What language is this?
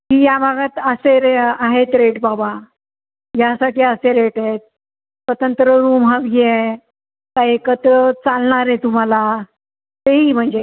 Marathi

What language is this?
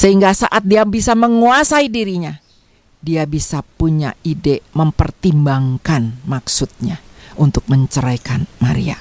Indonesian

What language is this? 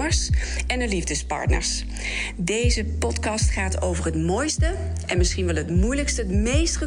Dutch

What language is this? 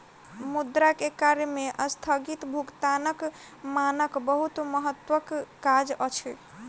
Maithili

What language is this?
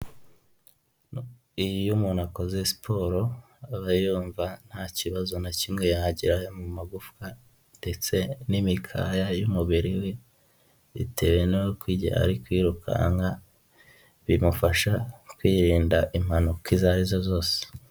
Kinyarwanda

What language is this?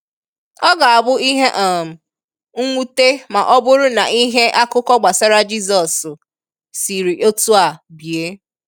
Igbo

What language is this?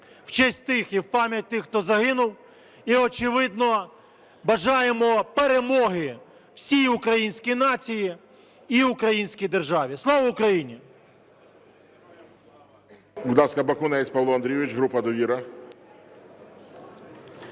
Ukrainian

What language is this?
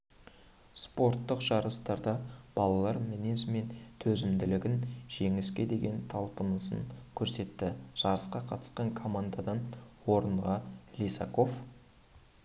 Kazakh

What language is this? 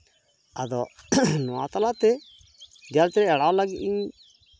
Santali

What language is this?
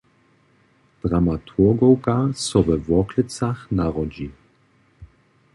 Upper Sorbian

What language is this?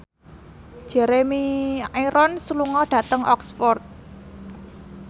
Javanese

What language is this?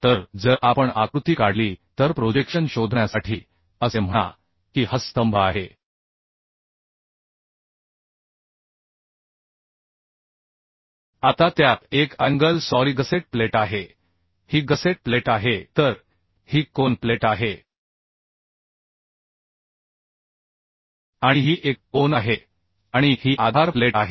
Marathi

